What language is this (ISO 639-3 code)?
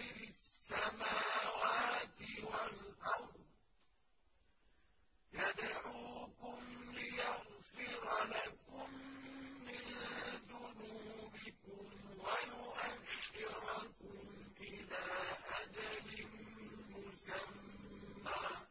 ara